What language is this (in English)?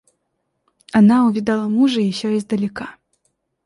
Russian